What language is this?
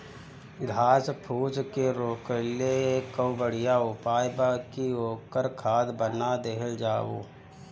Bhojpuri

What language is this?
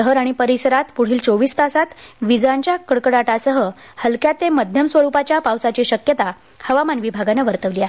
Marathi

